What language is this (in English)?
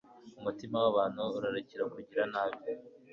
Kinyarwanda